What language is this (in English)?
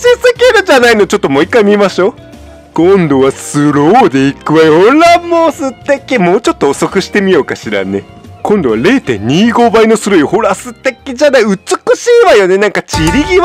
Japanese